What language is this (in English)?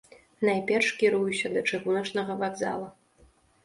Belarusian